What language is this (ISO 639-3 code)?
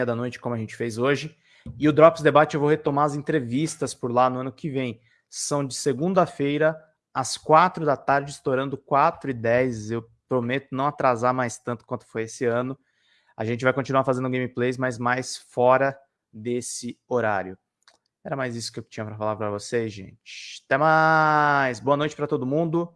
por